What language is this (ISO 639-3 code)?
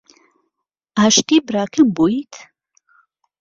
ckb